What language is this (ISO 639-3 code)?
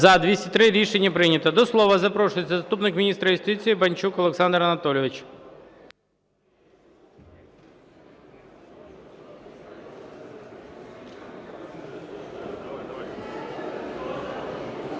ukr